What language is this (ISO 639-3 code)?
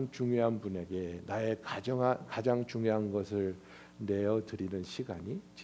kor